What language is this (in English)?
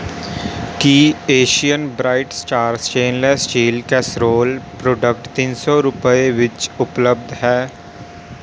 Punjabi